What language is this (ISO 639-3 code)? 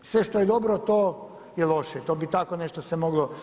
hrv